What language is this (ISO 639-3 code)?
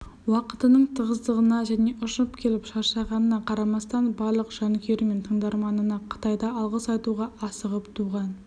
kaz